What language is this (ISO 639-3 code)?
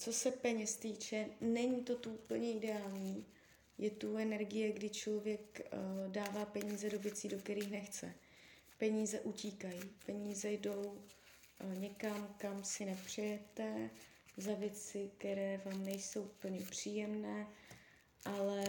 ces